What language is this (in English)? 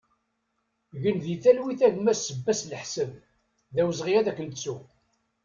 Kabyle